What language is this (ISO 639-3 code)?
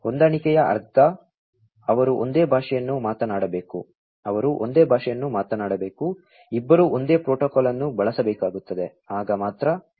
kan